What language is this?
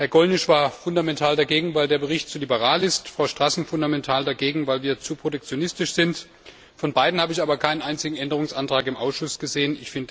German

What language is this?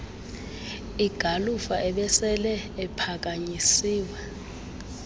Xhosa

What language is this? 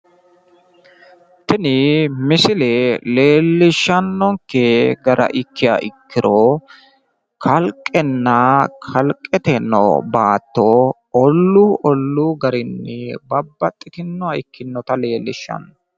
Sidamo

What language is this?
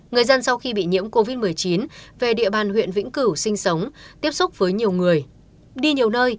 Vietnamese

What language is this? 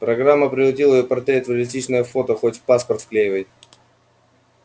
Russian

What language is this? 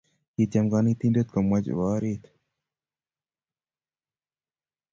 Kalenjin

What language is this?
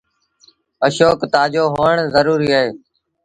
Sindhi Bhil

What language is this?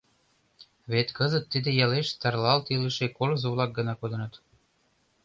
Mari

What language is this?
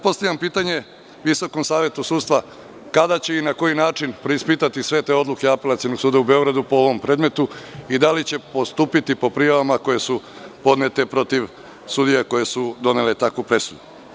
Serbian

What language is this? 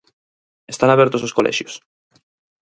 Galician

